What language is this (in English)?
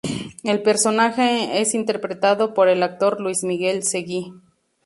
Spanish